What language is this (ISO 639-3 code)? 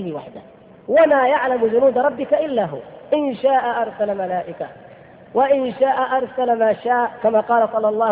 ara